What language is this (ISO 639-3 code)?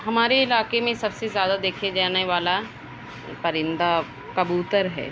urd